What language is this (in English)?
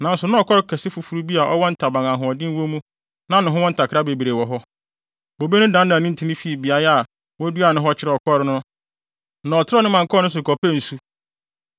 Akan